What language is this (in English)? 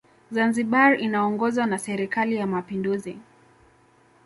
Swahili